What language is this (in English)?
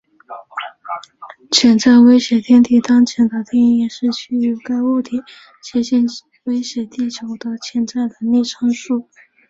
Chinese